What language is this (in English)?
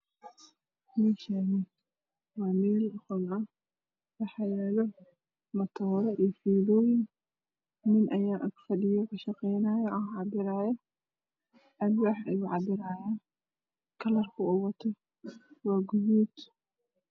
Somali